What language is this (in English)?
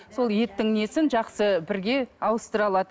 Kazakh